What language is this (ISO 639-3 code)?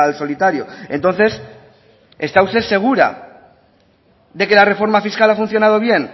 spa